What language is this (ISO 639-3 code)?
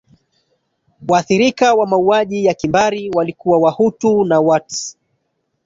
swa